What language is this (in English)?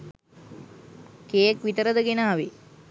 Sinhala